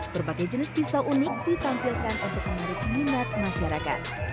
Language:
Indonesian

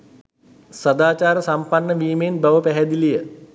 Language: Sinhala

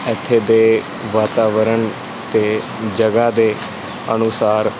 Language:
Punjabi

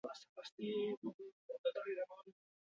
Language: Basque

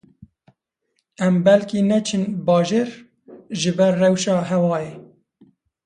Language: Kurdish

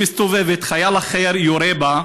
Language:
Hebrew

